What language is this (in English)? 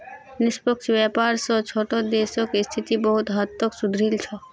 Magahi